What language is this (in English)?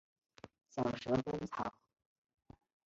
Chinese